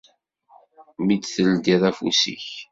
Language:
Kabyle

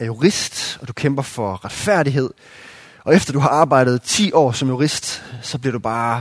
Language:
Danish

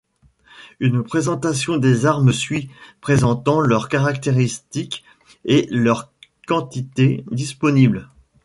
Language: French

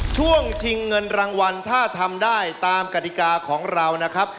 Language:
Thai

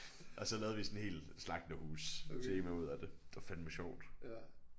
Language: Danish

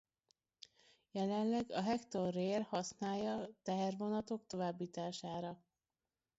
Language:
Hungarian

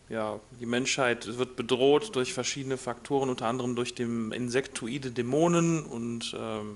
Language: German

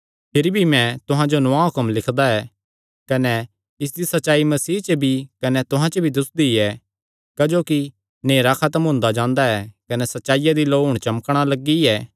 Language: Kangri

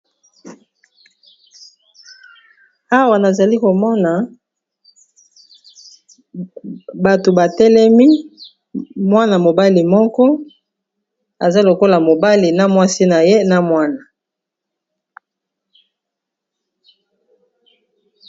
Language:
Lingala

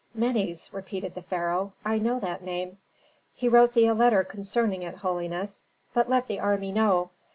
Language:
English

